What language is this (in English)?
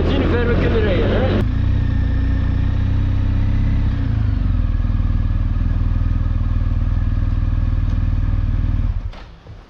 Dutch